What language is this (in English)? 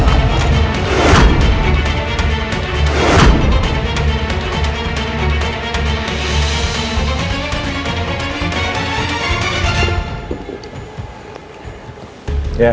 Indonesian